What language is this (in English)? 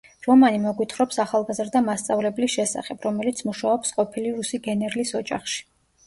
Georgian